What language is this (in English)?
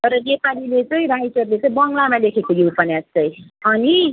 Nepali